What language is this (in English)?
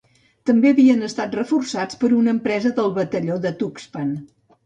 Catalan